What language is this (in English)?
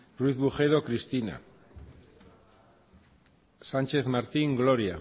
Basque